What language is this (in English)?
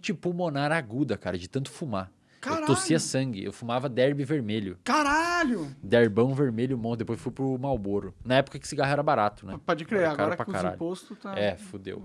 Portuguese